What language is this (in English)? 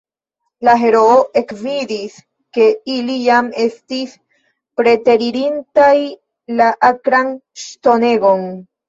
Esperanto